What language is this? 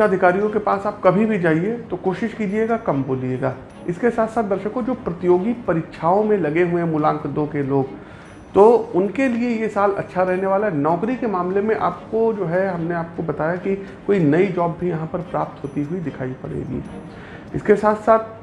Hindi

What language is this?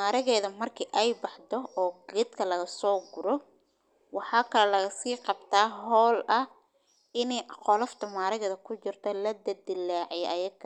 Somali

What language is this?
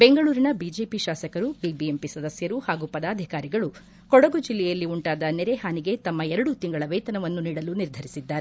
Kannada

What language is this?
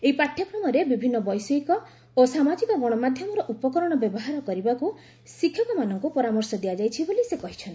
Odia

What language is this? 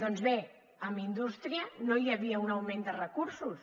Catalan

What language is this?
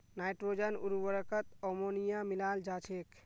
Magahi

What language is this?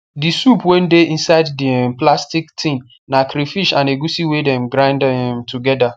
Nigerian Pidgin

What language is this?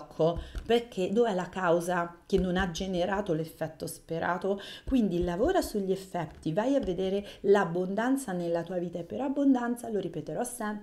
Italian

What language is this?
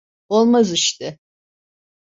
Turkish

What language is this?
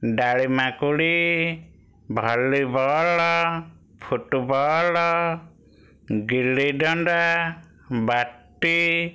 Odia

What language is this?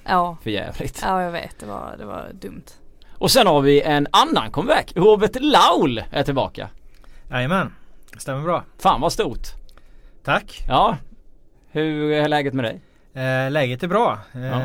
Swedish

